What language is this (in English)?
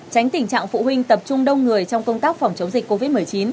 Vietnamese